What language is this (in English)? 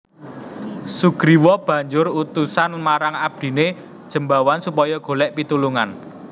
Javanese